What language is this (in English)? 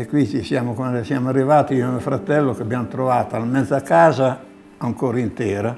Italian